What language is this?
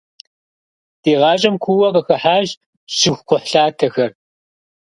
Kabardian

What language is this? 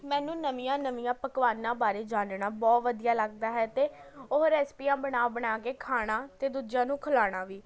Punjabi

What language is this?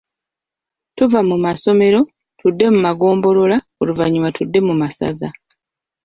Ganda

